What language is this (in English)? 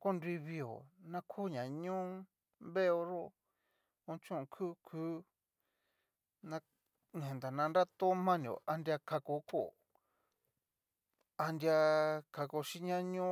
Cacaloxtepec Mixtec